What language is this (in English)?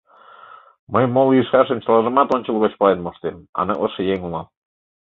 Mari